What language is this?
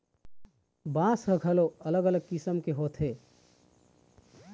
Chhattisgarhi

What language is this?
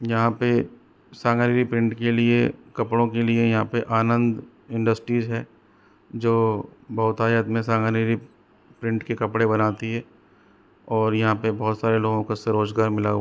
Hindi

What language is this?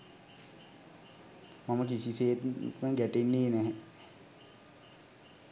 Sinhala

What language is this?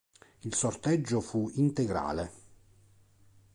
Italian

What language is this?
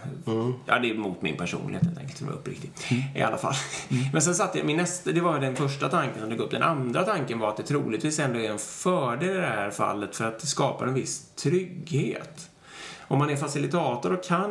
Swedish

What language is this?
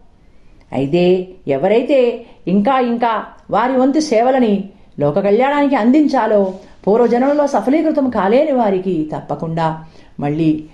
Telugu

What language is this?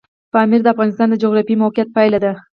Pashto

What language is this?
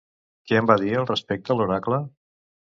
Catalan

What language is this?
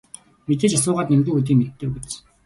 Mongolian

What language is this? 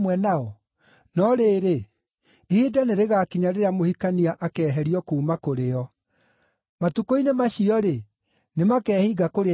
Kikuyu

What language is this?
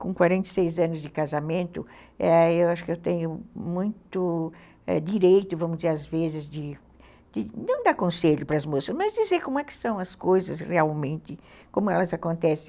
Portuguese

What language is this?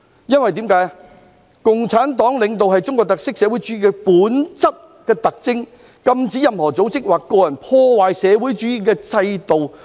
Cantonese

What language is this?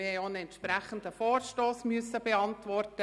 Swiss German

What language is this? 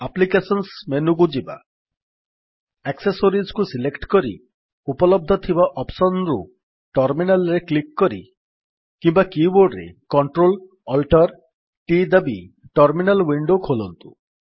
Odia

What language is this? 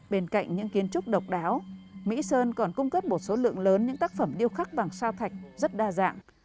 Vietnamese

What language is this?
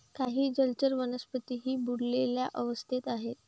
Marathi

